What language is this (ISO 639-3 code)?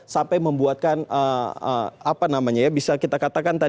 ind